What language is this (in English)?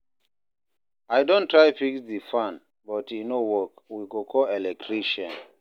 Nigerian Pidgin